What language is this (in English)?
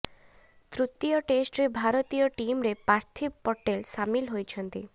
Odia